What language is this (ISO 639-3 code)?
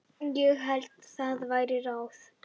isl